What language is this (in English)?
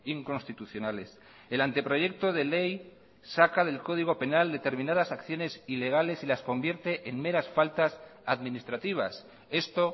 Spanish